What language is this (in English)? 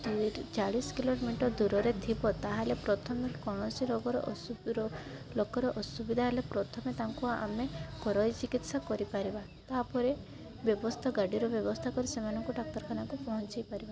Odia